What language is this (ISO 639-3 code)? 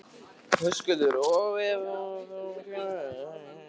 isl